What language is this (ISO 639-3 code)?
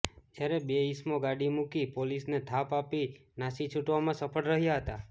guj